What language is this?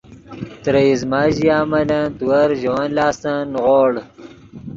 Yidgha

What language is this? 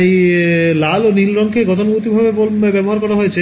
Bangla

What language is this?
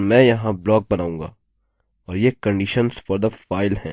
Hindi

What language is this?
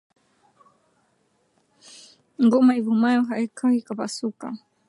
Swahili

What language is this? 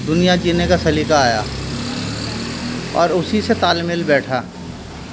Urdu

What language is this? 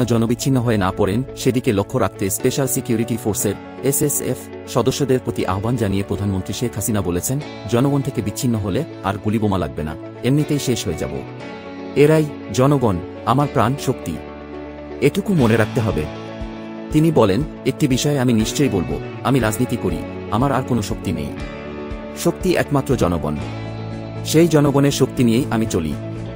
Bangla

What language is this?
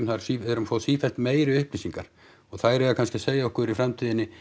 Icelandic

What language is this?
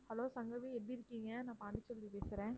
Tamil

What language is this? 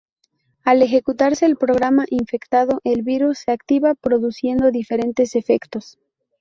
Spanish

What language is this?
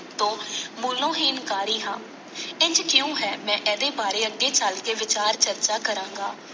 Punjabi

